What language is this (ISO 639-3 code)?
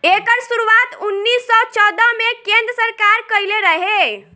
bho